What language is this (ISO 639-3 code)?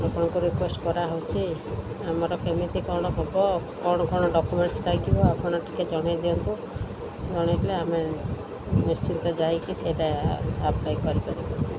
ori